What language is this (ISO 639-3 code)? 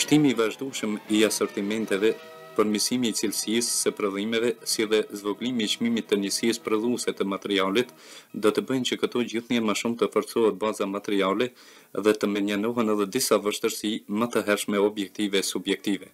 ron